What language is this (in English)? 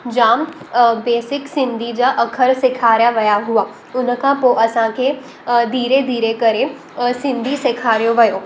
Sindhi